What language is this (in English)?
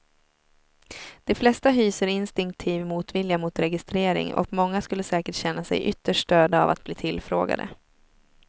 Swedish